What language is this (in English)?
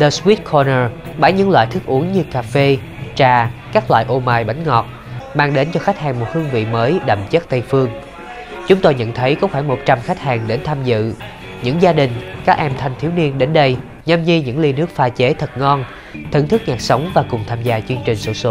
Vietnamese